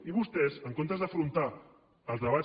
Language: Catalan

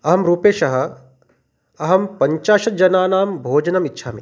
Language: Sanskrit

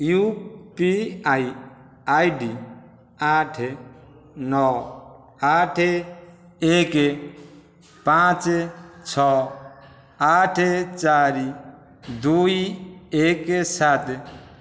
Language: Odia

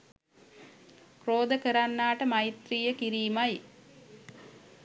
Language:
Sinhala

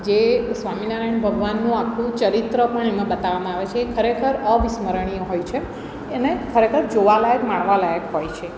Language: Gujarati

